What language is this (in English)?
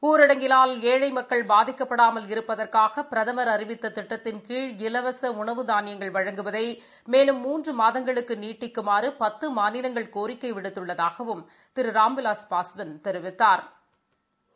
Tamil